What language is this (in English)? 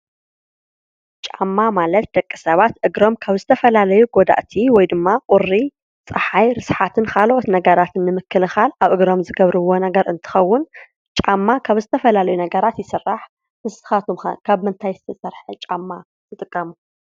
Tigrinya